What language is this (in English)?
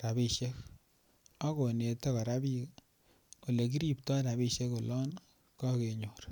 Kalenjin